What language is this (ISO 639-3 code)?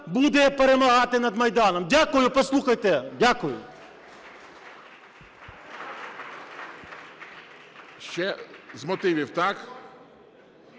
ukr